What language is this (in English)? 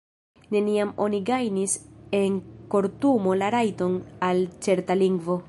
Esperanto